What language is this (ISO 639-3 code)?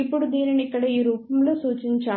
tel